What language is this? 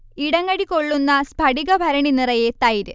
Malayalam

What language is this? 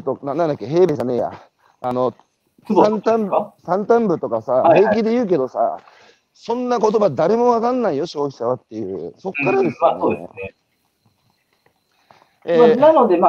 Japanese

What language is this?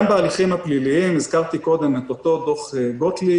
Hebrew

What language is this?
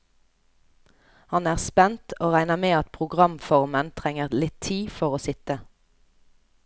Norwegian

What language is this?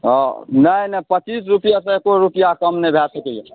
Maithili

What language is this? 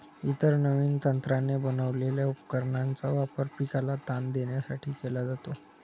Marathi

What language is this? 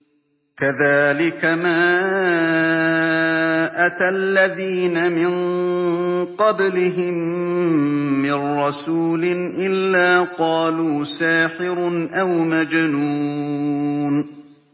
Arabic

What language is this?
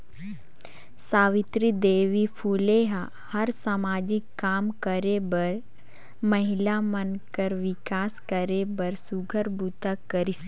Chhattisgarhi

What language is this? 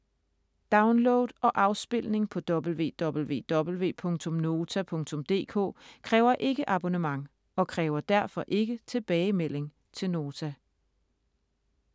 Danish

